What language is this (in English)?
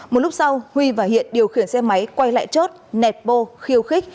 Vietnamese